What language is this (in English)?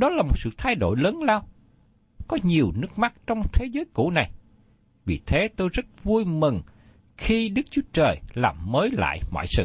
Vietnamese